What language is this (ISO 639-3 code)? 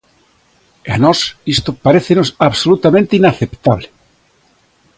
glg